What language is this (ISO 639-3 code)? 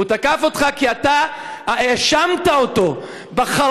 heb